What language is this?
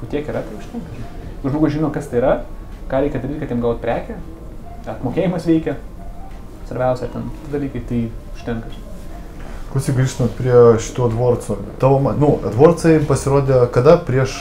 Lithuanian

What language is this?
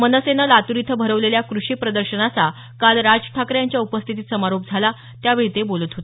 Marathi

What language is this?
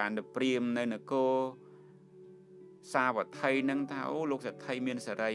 Thai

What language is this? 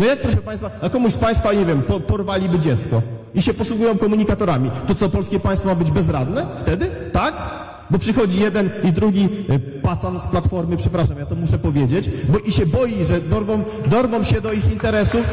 Polish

